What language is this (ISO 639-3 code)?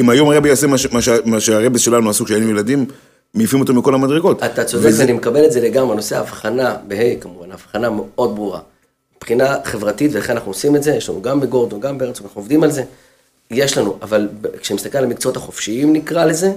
heb